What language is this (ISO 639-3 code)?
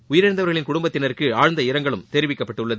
tam